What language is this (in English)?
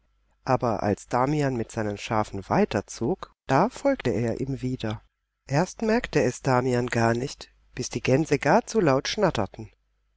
German